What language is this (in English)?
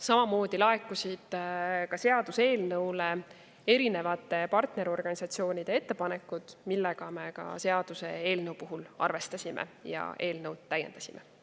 Estonian